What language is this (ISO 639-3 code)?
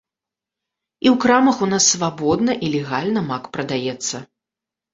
bel